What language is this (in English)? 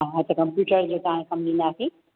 Sindhi